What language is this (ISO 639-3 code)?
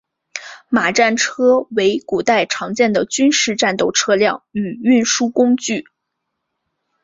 zho